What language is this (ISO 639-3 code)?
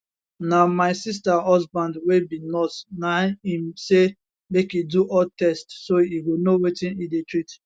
pcm